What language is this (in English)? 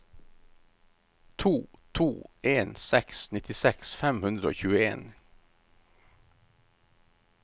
Norwegian